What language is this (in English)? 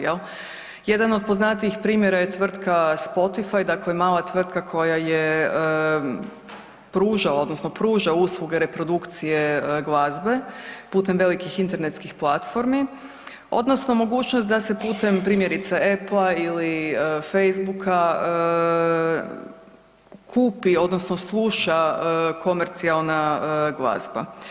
Croatian